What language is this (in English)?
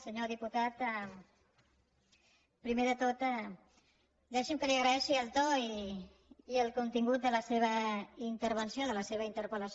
Catalan